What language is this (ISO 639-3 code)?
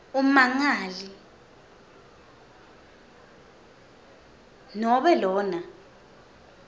ssw